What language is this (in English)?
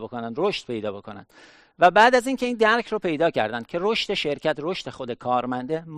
Persian